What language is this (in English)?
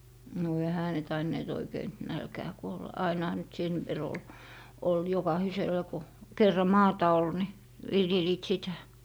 Finnish